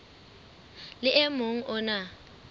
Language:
Southern Sotho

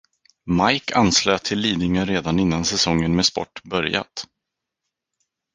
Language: Swedish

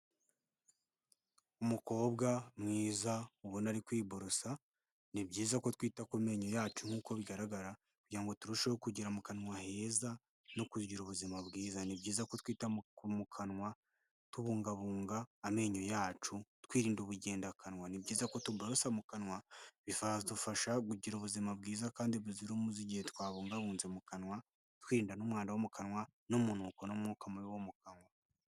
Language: Kinyarwanda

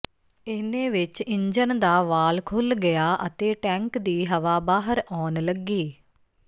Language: Punjabi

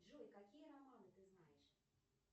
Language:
Russian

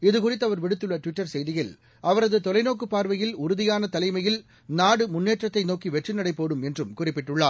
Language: Tamil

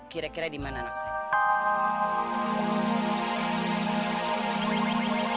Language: Indonesian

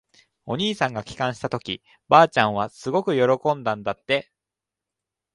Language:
Japanese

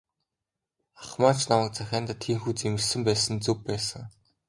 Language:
Mongolian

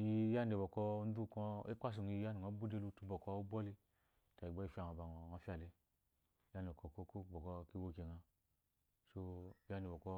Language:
Eloyi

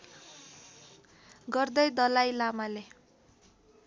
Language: Nepali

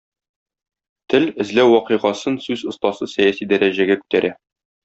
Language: Tatar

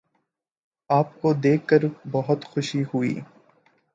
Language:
Urdu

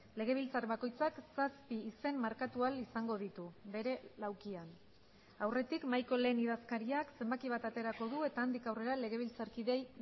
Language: Basque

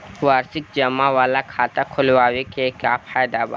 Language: Bhojpuri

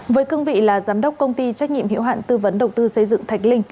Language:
Vietnamese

